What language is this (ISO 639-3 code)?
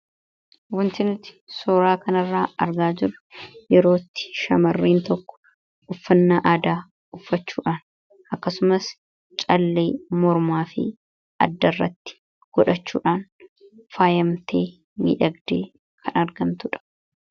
orm